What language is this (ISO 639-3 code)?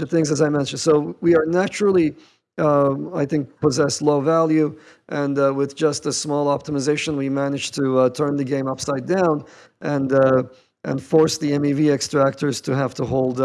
eng